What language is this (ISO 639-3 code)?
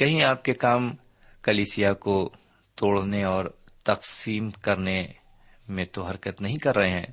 urd